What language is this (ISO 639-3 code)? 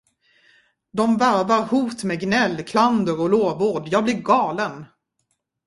swe